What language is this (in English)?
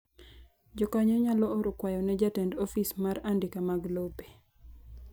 Luo (Kenya and Tanzania)